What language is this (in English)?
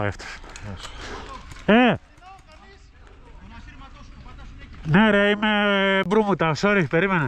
Greek